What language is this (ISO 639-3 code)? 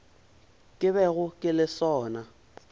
nso